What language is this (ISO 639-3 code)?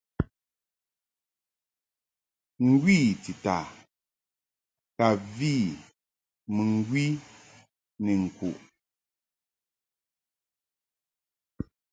mhk